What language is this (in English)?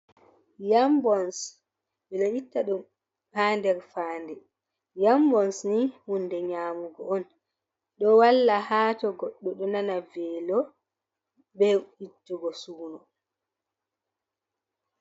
Fula